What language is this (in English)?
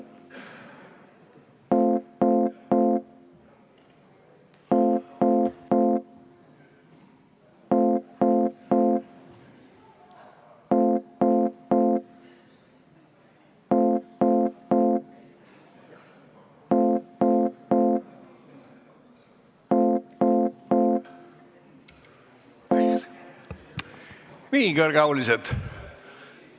Estonian